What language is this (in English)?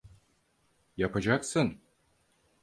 Turkish